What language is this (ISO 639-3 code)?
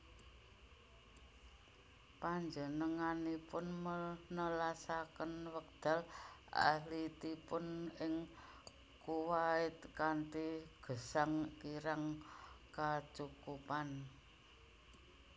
jav